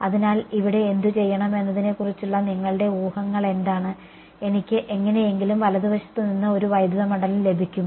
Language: Malayalam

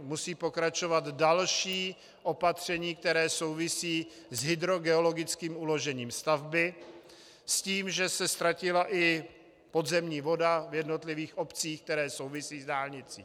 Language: Czech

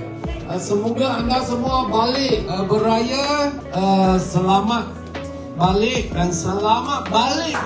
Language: Malay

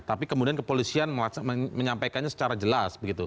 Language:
Indonesian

